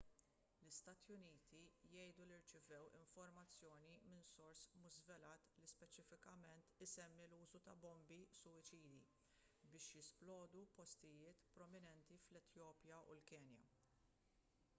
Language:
Maltese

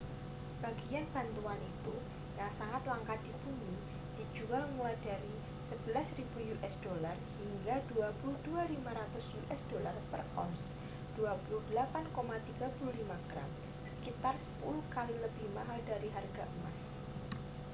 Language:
Indonesian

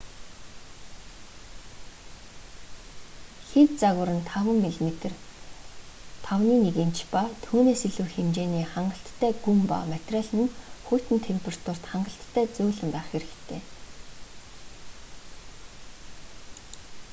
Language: Mongolian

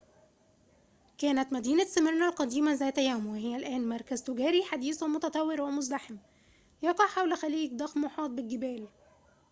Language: Arabic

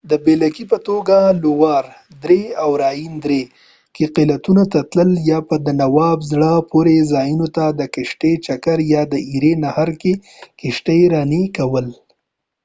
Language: Pashto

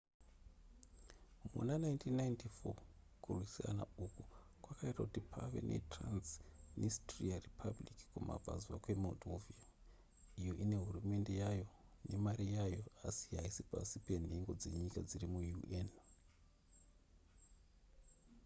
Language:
Shona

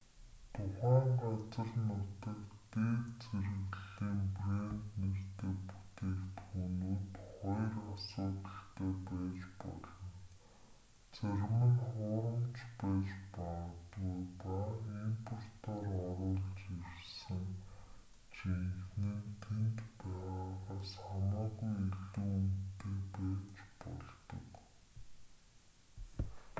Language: Mongolian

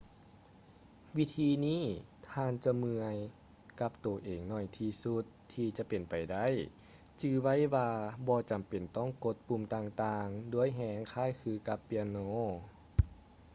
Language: Lao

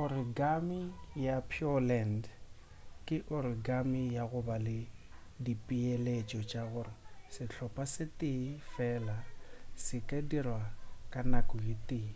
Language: Northern Sotho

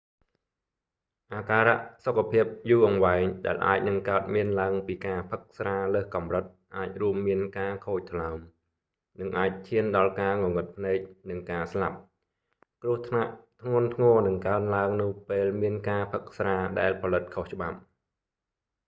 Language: Khmer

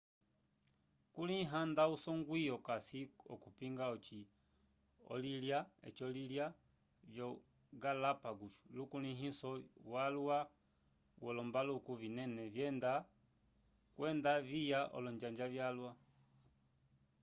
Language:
Umbundu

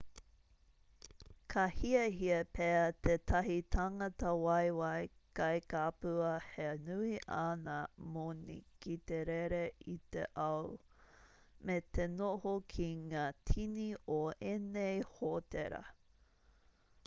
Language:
Māori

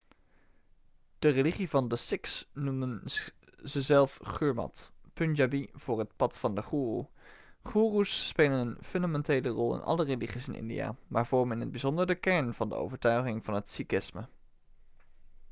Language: Dutch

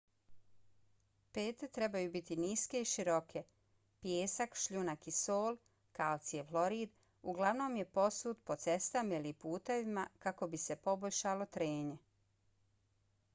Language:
Bosnian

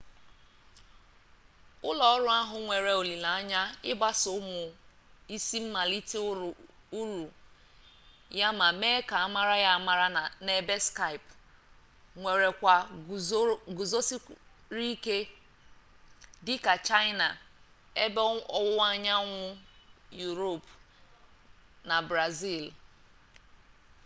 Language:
Igbo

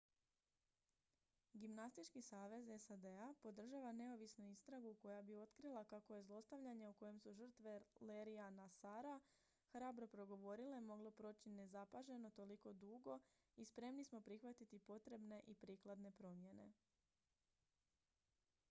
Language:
Croatian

